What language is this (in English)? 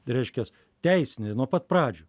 Lithuanian